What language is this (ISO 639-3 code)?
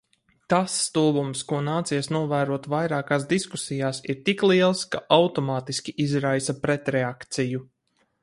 lav